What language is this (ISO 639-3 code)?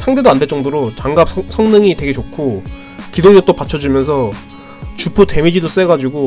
kor